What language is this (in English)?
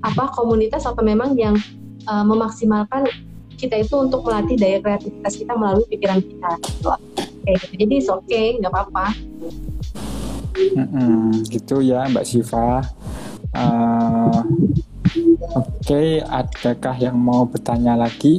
Indonesian